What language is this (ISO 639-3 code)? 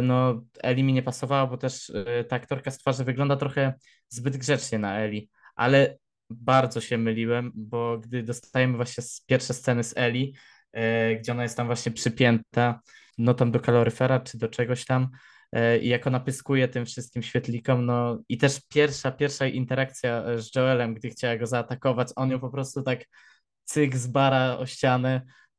pol